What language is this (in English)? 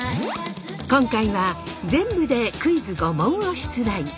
Japanese